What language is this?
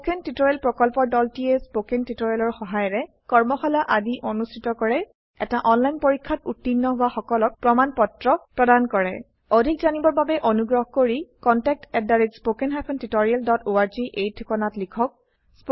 Assamese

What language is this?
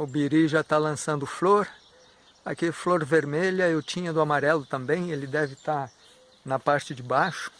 Portuguese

